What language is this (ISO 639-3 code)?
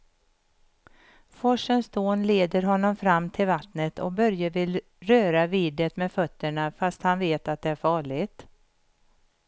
swe